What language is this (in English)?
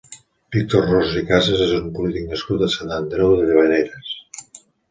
Catalan